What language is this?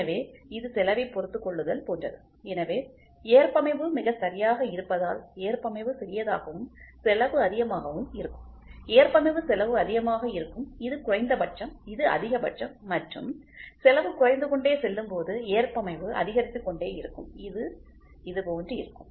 Tamil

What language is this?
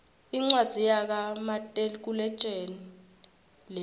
Swati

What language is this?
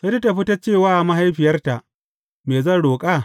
Hausa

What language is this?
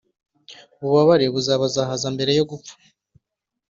Kinyarwanda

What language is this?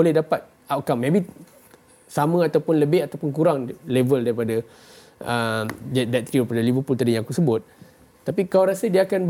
Malay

